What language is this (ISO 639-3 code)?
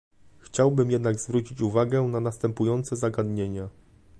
pol